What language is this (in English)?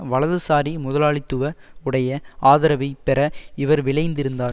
Tamil